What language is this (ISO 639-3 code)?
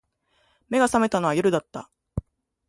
jpn